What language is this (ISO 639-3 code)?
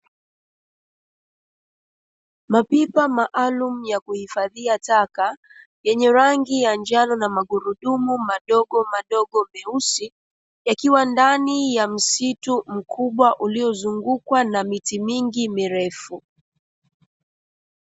swa